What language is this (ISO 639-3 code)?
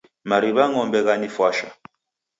dav